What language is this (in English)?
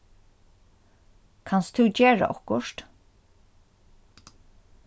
Faroese